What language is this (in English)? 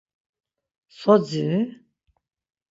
Laz